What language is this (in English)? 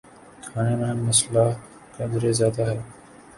Urdu